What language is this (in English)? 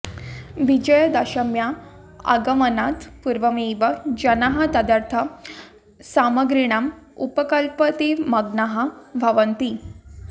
Sanskrit